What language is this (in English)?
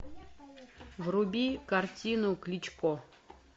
Russian